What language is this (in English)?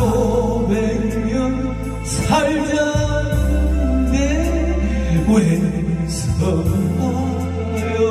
Korean